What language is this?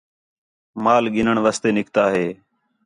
Khetrani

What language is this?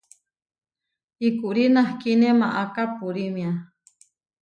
Huarijio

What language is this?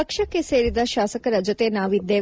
Kannada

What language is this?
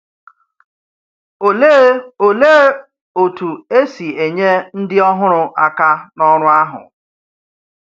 Igbo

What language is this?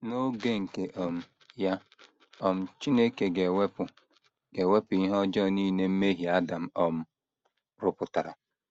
Igbo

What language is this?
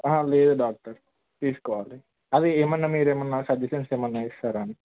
Telugu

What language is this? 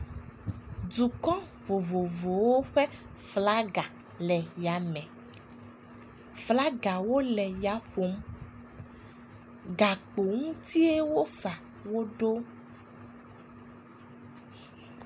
Ewe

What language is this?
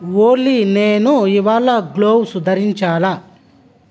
Telugu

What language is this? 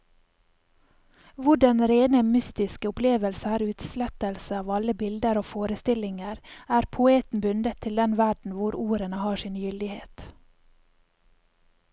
Norwegian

